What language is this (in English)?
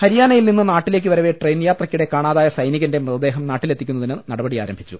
Malayalam